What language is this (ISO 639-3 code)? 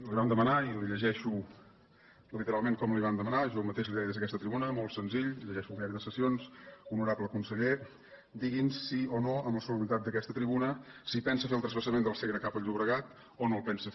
cat